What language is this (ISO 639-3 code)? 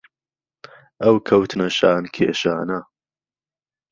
ckb